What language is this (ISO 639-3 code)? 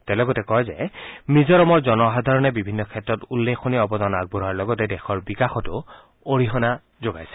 asm